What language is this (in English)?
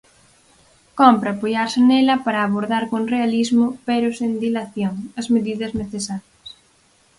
Galician